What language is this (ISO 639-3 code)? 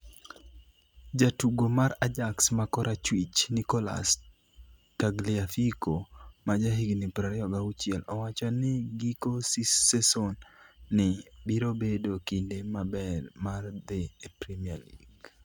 luo